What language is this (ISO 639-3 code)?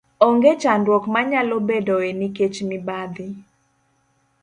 luo